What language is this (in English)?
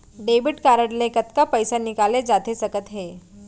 Chhattisgarhi